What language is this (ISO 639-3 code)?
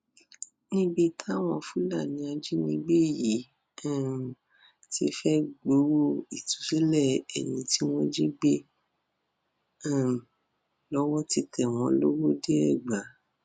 yor